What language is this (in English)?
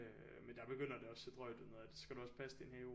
Danish